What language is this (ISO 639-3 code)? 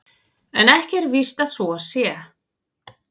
isl